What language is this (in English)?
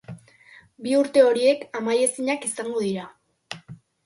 Basque